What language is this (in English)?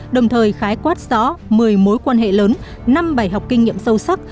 Vietnamese